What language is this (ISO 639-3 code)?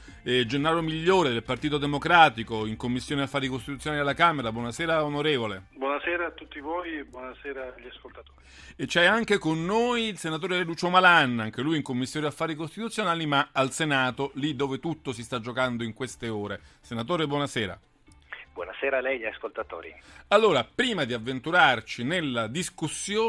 ita